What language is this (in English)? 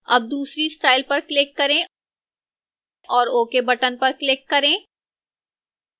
Hindi